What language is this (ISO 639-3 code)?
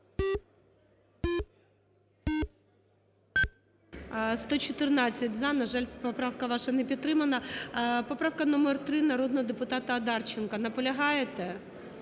ukr